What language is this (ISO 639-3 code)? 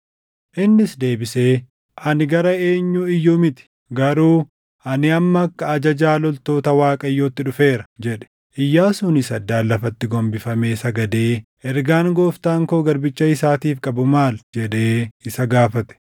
orm